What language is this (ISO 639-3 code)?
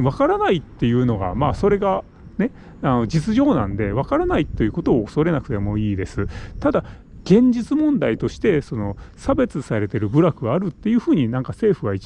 jpn